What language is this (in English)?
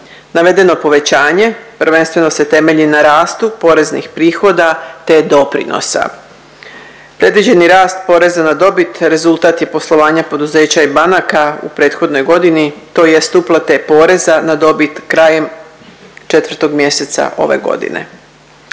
Croatian